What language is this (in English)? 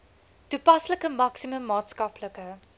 Afrikaans